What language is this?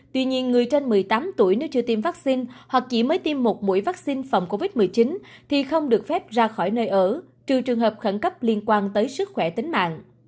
Vietnamese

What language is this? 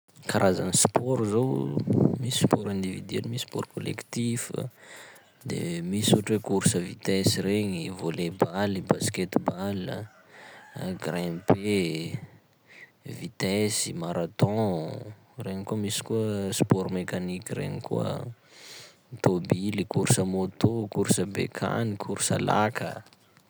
Sakalava Malagasy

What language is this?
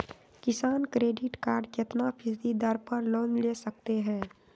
Magahi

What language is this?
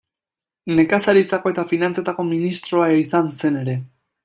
Basque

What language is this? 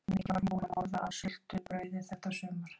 Icelandic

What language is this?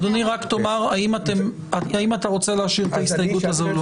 Hebrew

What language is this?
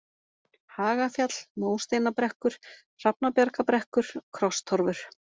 Icelandic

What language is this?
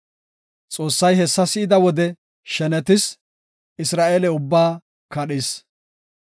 Gofa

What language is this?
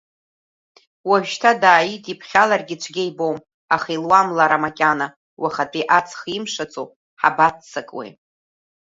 Abkhazian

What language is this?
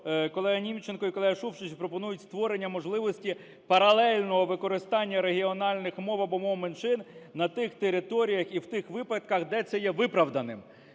Ukrainian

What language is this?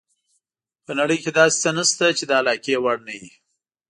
Pashto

